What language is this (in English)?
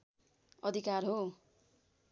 Nepali